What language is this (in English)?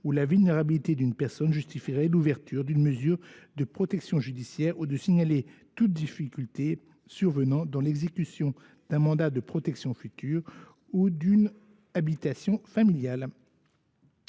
French